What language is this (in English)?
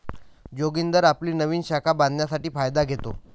Marathi